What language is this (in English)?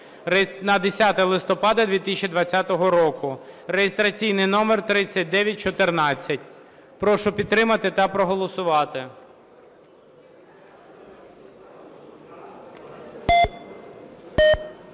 Ukrainian